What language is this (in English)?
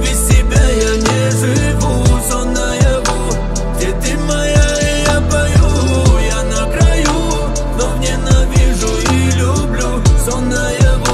Russian